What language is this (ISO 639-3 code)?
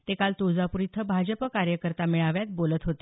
mar